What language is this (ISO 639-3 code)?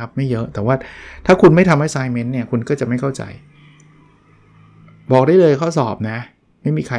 tha